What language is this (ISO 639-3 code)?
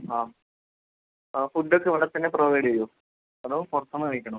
mal